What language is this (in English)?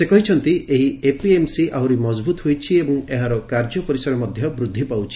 Odia